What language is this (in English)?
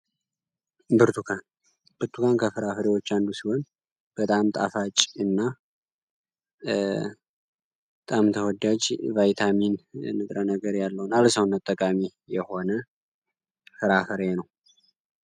Amharic